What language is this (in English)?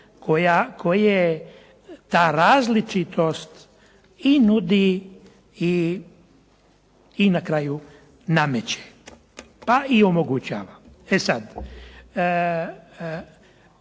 Croatian